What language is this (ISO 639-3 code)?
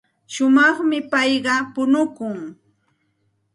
qxt